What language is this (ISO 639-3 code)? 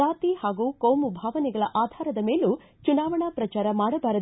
kan